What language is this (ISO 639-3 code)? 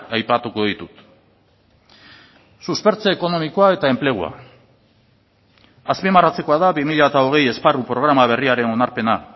eus